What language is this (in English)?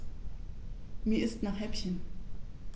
German